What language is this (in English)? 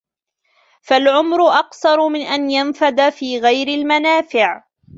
Arabic